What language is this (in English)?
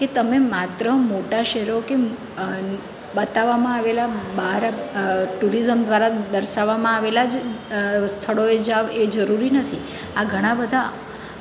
Gujarati